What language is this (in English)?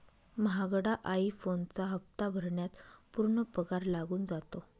Marathi